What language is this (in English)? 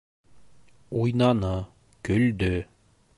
Bashkir